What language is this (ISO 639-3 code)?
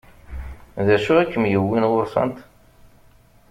kab